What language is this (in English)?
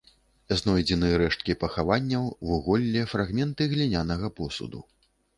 Belarusian